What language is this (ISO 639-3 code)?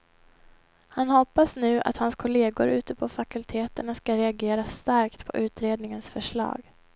swe